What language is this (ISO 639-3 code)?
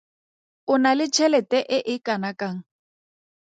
tsn